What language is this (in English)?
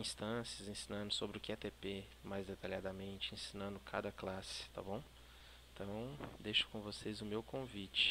Portuguese